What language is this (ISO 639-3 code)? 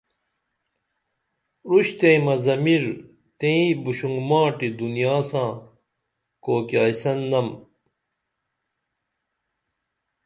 dml